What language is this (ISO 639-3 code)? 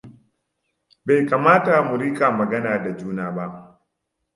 hau